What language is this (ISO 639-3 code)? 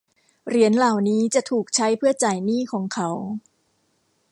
tha